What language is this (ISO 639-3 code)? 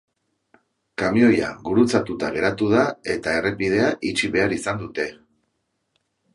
eus